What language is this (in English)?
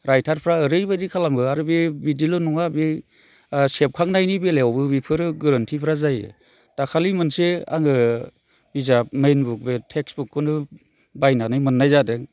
Bodo